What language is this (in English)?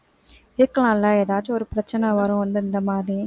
Tamil